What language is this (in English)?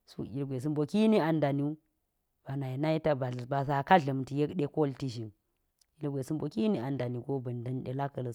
Geji